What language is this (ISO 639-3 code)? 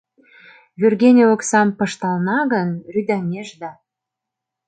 chm